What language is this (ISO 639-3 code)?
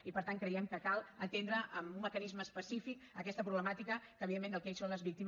cat